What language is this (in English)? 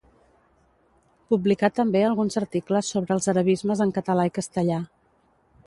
Catalan